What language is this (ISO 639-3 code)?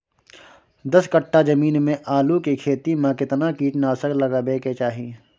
mai